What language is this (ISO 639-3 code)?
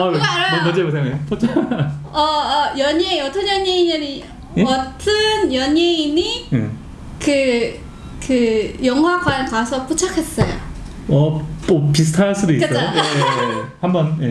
kor